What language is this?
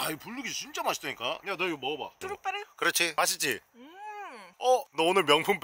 Korean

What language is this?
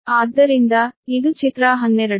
Kannada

